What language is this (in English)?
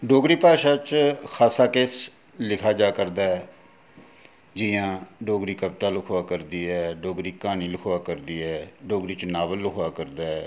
Dogri